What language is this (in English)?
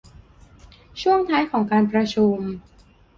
Thai